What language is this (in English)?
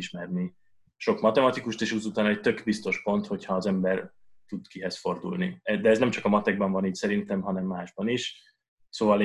Hungarian